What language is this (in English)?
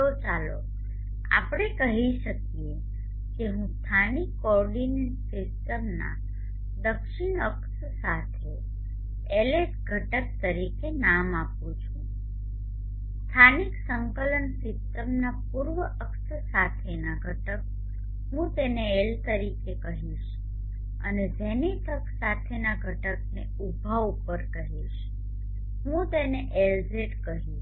Gujarati